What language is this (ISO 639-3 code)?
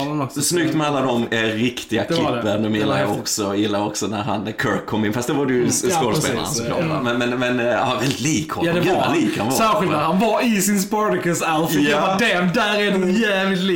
swe